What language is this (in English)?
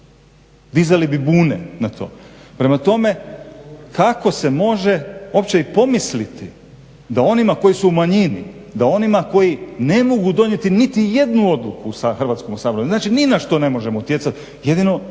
Croatian